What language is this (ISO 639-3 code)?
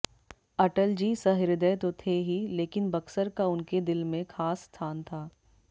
hin